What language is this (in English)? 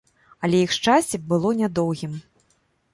Belarusian